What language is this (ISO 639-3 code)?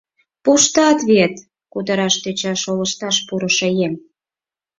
chm